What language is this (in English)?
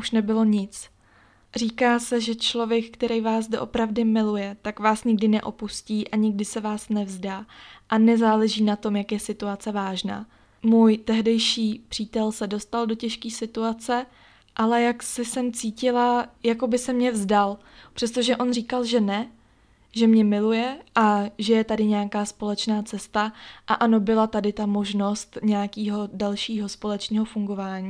Czech